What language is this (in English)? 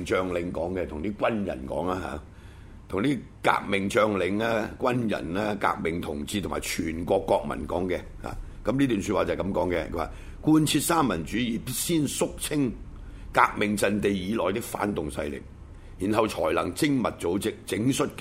Chinese